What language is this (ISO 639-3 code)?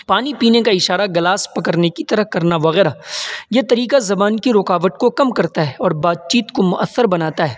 urd